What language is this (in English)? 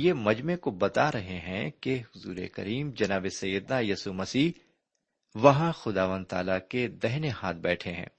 Urdu